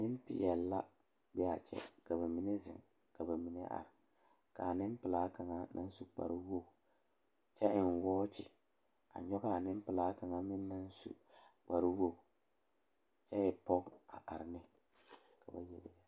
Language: Southern Dagaare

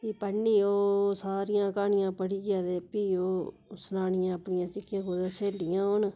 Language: Dogri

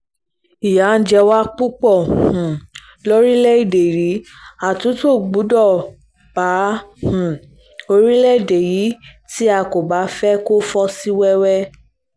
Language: Yoruba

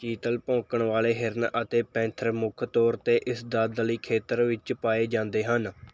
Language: Punjabi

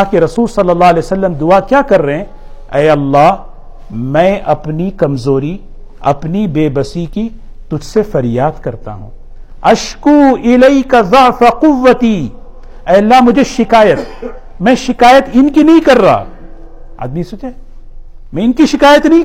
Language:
Urdu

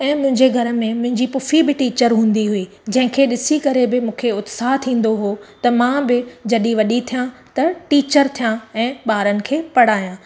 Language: Sindhi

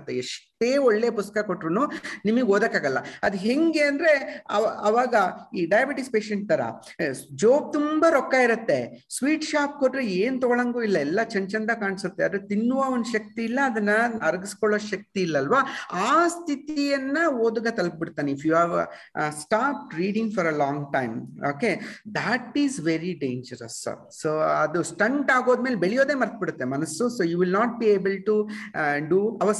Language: Kannada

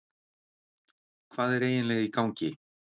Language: Icelandic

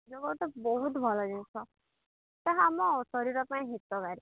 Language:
Odia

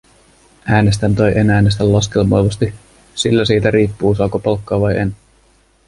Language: Finnish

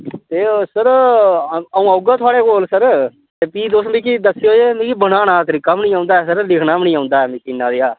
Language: Dogri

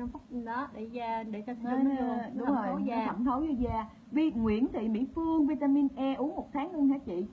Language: Vietnamese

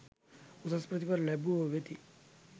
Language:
Sinhala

